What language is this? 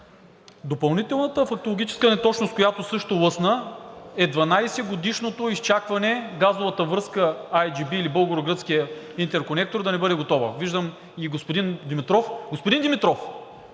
Bulgarian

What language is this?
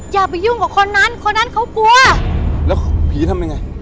Thai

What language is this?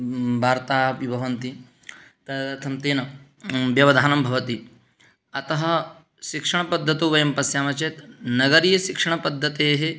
Sanskrit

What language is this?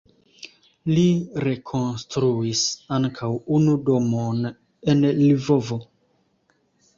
Esperanto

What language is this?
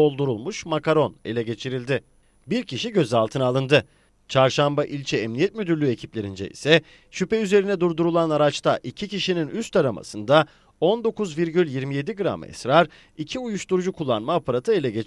Turkish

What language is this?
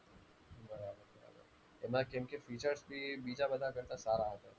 Gujarati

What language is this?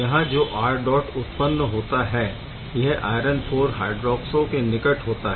Hindi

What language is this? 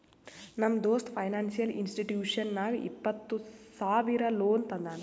Kannada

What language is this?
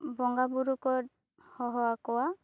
Santali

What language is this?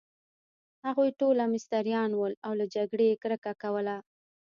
Pashto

